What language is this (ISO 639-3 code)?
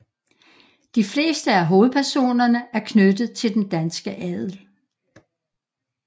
dan